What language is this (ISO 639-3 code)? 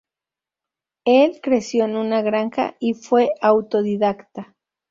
spa